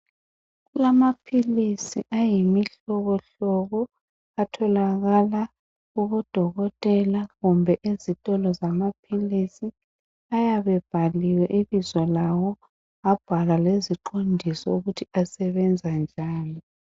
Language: North Ndebele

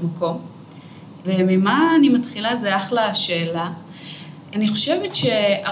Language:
Hebrew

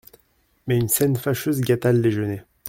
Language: French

